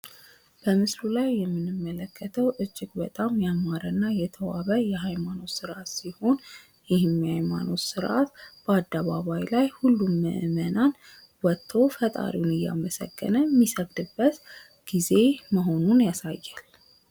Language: Amharic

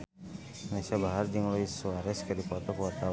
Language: Sundanese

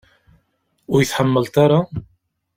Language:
Kabyle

